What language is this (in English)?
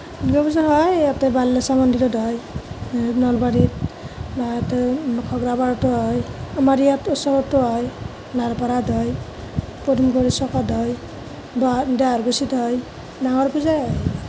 Assamese